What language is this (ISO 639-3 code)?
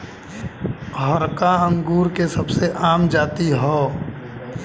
bho